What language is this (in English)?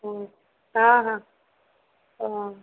Maithili